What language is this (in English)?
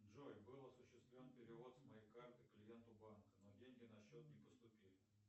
Russian